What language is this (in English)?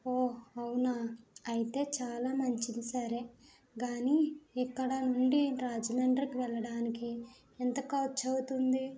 Telugu